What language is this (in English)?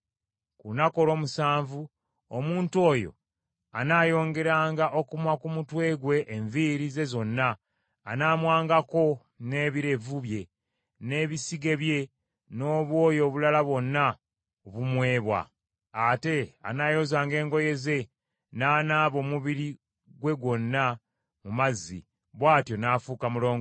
Ganda